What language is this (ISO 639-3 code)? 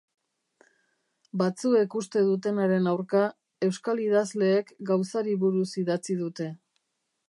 eus